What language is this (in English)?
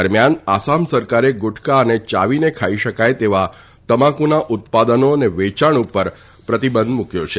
Gujarati